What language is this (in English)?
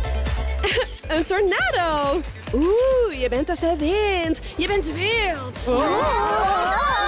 Dutch